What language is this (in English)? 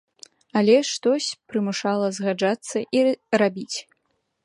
Belarusian